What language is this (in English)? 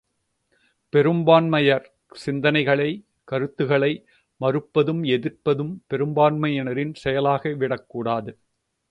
Tamil